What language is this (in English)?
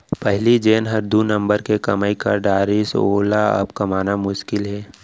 Chhattisgarhi